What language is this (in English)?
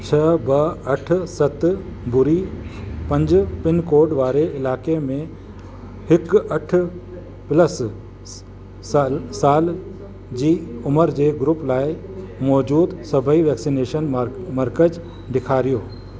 Sindhi